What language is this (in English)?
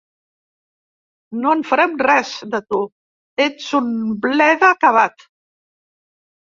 Catalan